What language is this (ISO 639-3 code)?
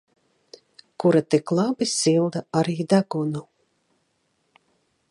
lav